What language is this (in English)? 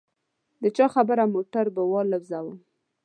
Pashto